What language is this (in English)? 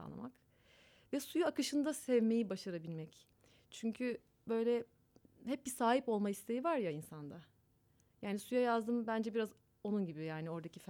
Turkish